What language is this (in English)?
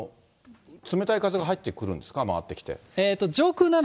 Japanese